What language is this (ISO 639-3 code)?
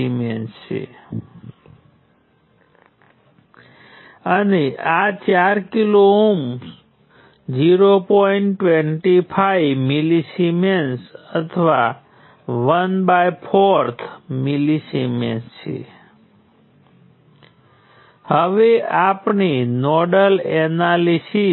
guj